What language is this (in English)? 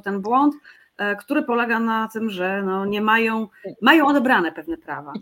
Polish